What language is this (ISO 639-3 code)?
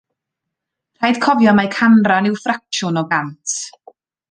cym